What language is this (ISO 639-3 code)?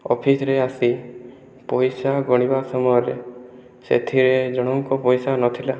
ori